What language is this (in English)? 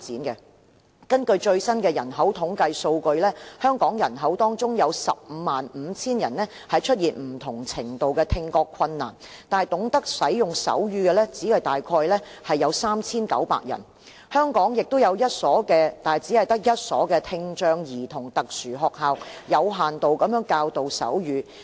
Cantonese